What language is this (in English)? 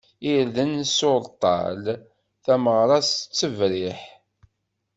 Kabyle